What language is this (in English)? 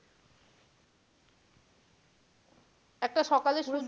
Bangla